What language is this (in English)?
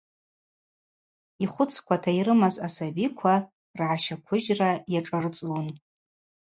Abaza